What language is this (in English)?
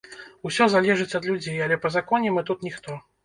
Belarusian